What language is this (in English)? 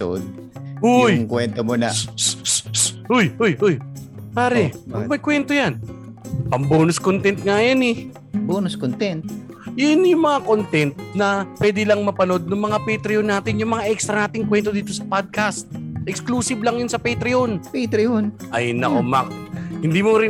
Filipino